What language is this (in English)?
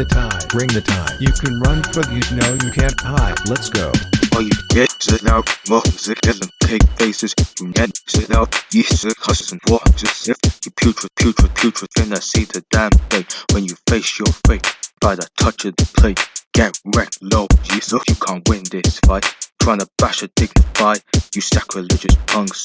English